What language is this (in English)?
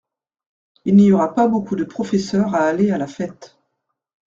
French